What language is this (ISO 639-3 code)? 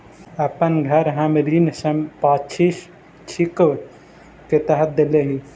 mag